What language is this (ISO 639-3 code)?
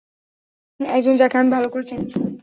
ben